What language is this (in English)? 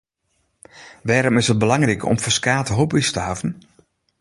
Western Frisian